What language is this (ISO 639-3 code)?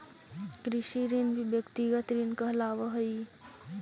mag